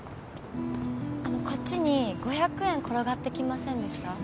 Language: Japanese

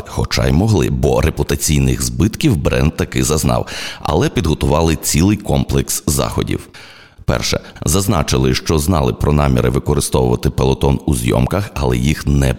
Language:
Ukrainian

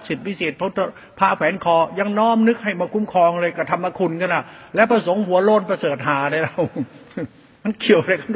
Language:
Thai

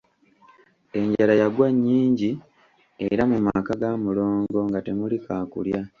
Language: Ganda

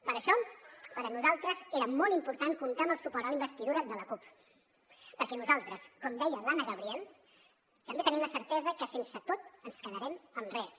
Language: Catalan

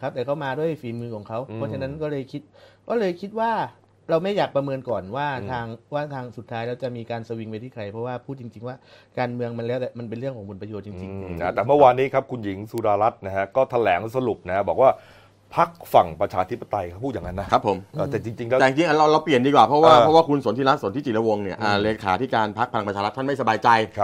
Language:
Thai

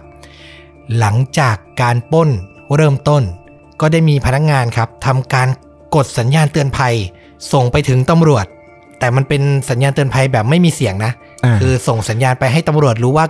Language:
Thai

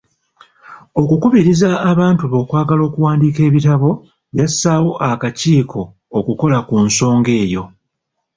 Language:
Ganda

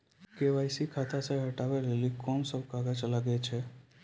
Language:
Maithili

